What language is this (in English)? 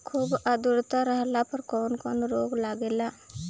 Bhojpuri